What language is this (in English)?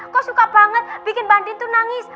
Indonesian